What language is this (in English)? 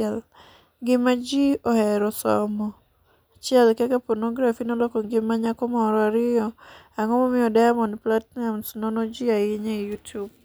Luo (Kenya and Tanzania)